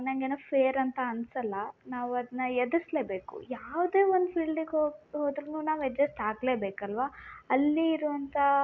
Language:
Kannada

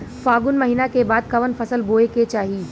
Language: Bhojpuri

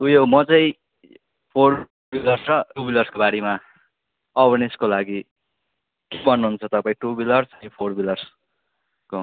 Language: Nepali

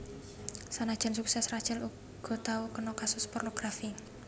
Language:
Javanese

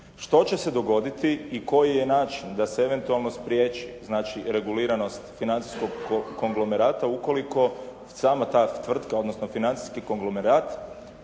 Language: Croatian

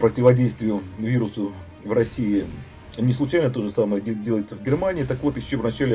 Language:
Russian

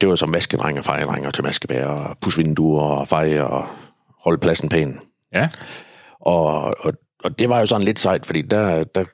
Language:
Danish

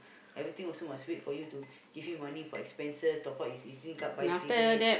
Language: English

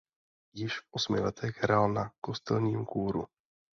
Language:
Czech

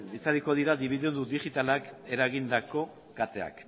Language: Basque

